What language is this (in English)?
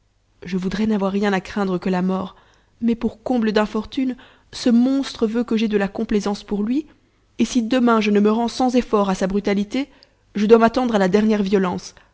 French